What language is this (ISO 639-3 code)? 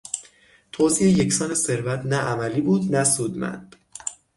fas